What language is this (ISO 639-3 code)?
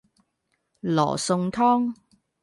yue